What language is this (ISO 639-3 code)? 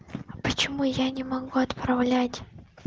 rus